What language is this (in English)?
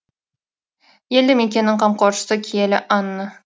Kazakh